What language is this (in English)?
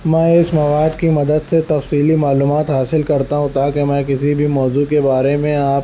Urdu